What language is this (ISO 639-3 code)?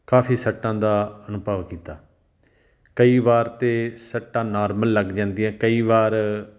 pan